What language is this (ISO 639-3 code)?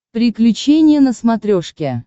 rus